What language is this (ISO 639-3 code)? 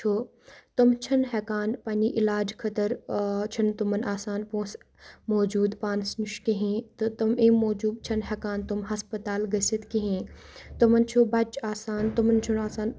kas